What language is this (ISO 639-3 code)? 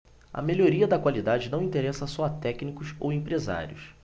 por